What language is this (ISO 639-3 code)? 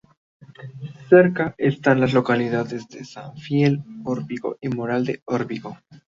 spa